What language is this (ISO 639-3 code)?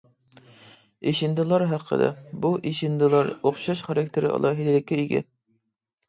uig